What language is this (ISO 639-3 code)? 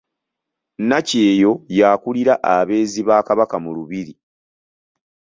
lug